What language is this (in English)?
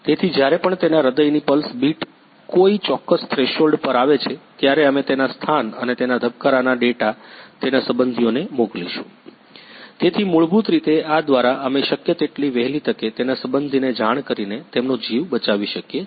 Gujarati